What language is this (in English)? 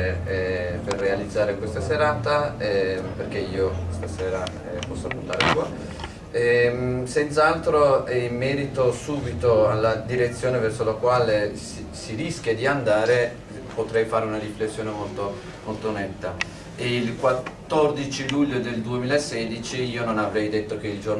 Italian